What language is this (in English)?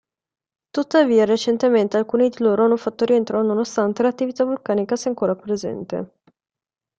Italian